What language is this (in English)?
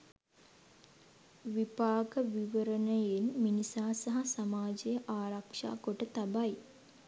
Sinhala